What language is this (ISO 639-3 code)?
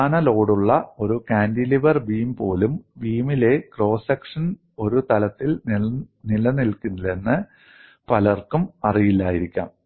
mal